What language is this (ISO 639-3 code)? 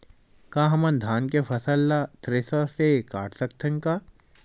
hne